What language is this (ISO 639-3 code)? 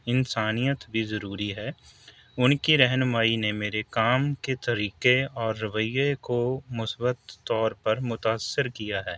urd